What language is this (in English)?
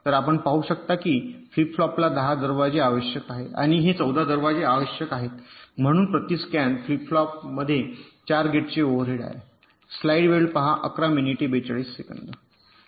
Marathi